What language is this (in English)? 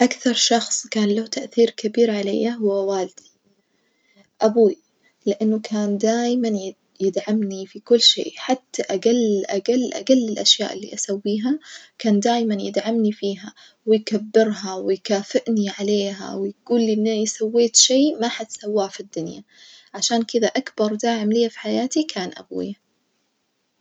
Najdi Arabic